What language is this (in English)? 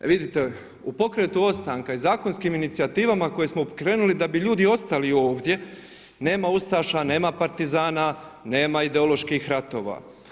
Croatian